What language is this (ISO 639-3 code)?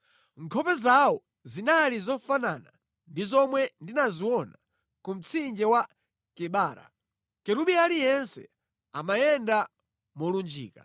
nya